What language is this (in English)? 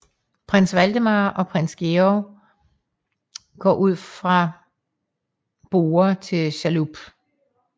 Danish